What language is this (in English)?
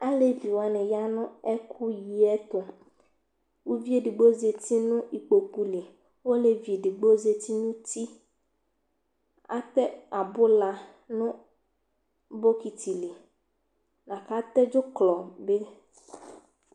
Ikposo